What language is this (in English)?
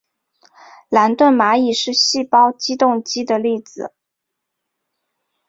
Chinese